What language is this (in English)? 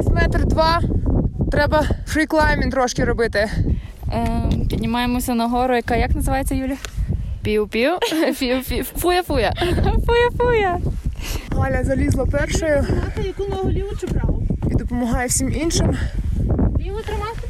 Ukrainian